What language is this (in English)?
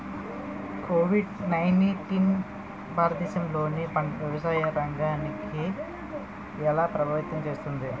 Telugu